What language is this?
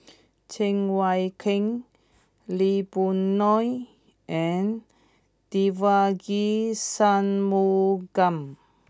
English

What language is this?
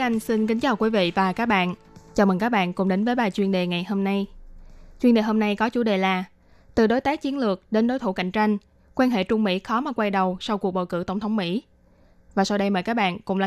Vietnamese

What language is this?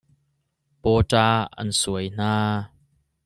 Hakha Chin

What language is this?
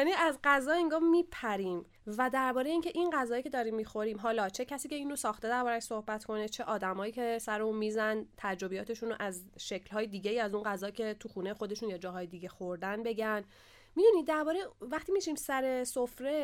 Persian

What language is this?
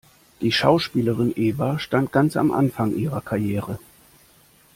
German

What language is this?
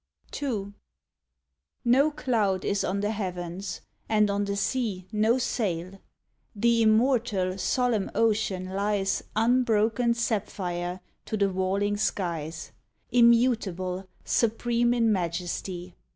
English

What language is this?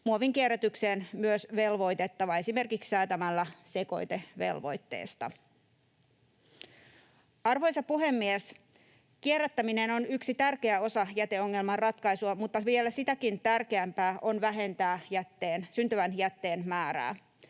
Finnish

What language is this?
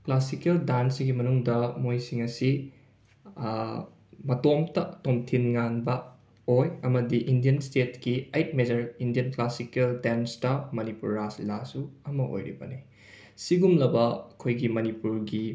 Manipuri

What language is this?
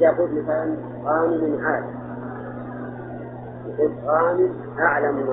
Arabic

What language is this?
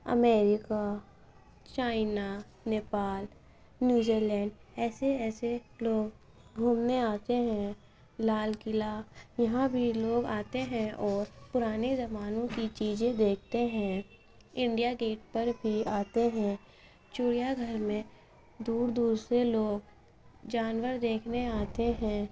Urdu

